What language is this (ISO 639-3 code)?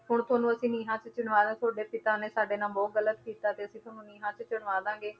pan